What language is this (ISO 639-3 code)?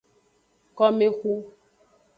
ajg